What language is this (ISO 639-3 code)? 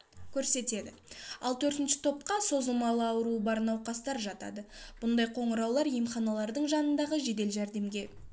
kaz